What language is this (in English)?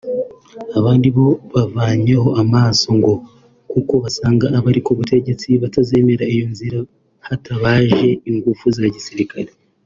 Kinyarwanda